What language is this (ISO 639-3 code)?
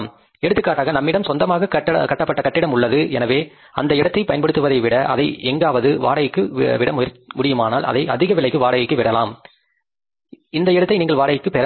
tam